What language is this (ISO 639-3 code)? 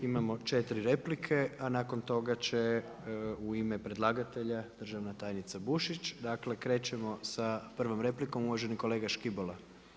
hrv